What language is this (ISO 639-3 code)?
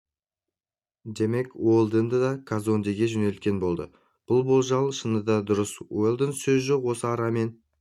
kaz